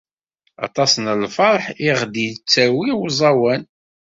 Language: Kabyle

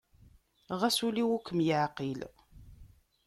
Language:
Kabyle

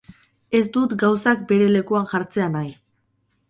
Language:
Basque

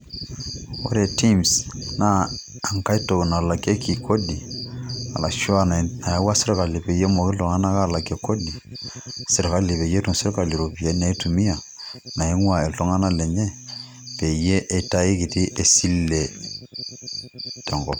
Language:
Masai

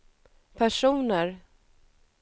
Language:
Swedish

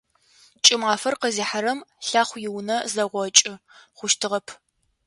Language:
Adyghe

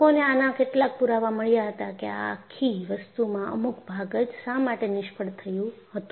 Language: Gujarati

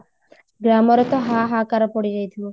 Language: Odia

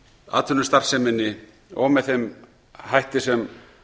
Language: Icelandic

